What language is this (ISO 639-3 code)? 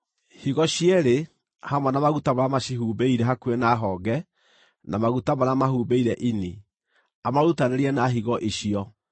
kik